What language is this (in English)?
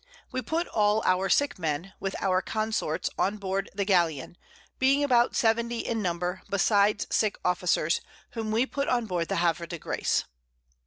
English